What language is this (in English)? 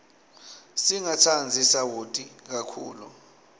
Swati